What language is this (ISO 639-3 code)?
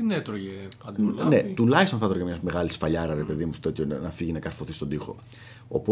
ell